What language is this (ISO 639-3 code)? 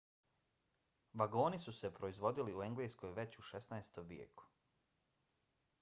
bos